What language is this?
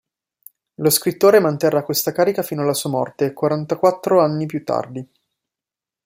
Italian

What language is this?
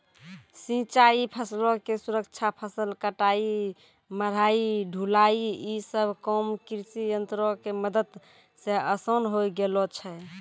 Maithili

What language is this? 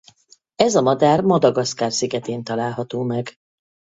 Hungarian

